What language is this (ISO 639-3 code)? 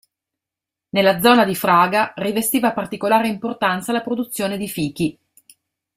ita